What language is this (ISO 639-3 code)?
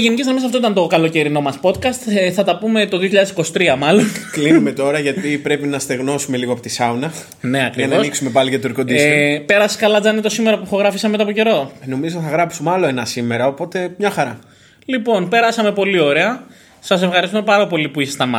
ell